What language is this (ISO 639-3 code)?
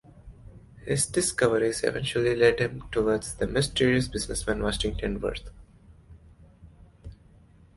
eng